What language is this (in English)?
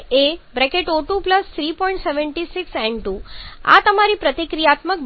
Gujarati